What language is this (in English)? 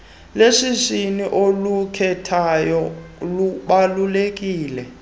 Xhosa